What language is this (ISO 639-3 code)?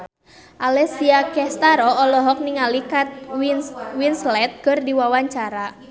sun